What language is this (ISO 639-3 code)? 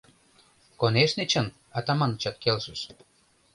chm